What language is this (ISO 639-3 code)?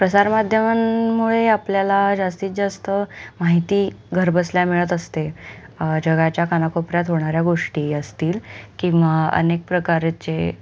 mar